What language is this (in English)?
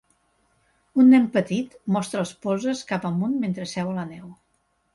Catalan